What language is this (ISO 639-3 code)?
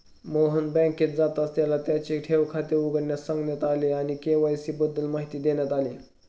mar